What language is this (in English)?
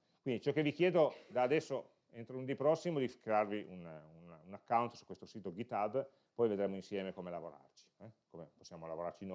Italian